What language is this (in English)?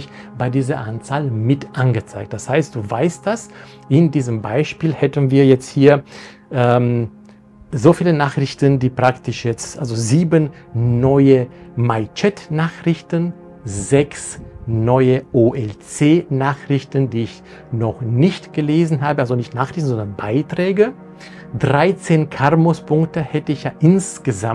German